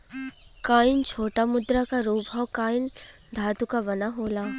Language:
Bhojpuri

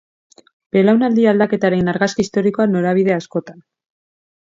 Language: Basque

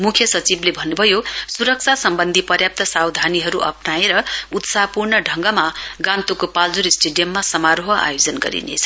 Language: Nepali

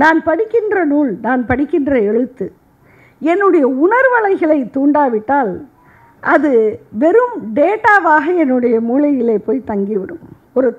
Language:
Arabic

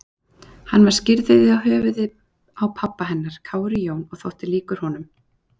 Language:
Icelandic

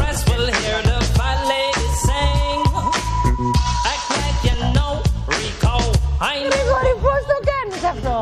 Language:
Greek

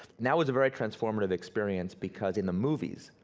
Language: English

